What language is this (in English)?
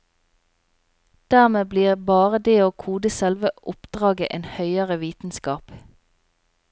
Norwegian